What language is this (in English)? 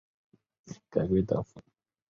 Chinese